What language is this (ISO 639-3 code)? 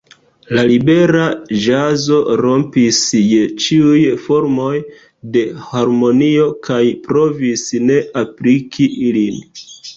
epo